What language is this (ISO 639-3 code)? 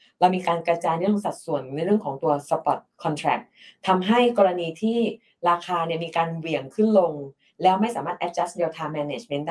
tha